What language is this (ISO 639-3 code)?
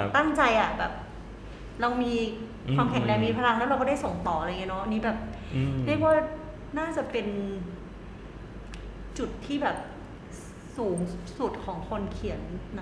tha